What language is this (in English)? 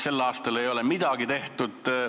Estonian